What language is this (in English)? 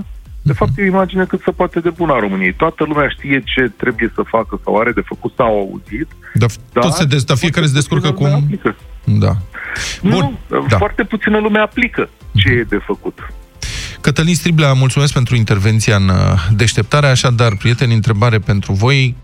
Romanian